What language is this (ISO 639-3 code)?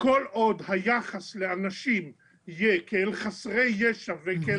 heb